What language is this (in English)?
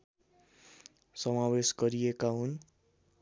Nepali